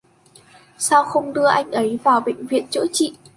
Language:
Vietnamese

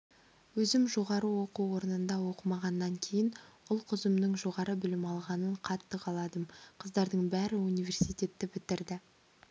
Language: Kazakh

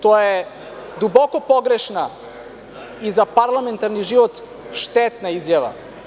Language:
Serbian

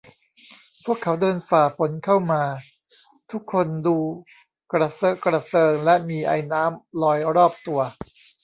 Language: Thai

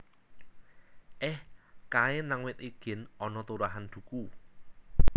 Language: Javanese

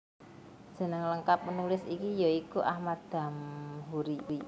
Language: Javanese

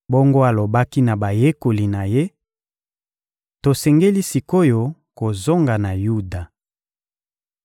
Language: Lingala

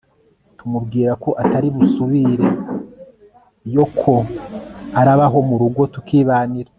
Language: Kinyarwanda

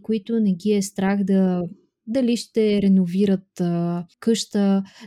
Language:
Bulgarian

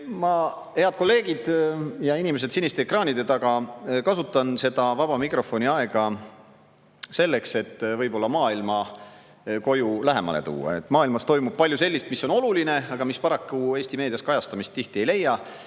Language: Estonian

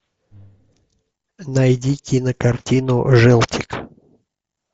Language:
Russian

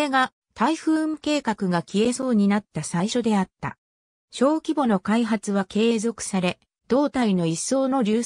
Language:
Japanese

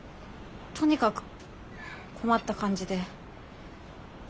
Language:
Japanese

